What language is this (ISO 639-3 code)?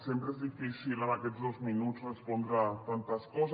cat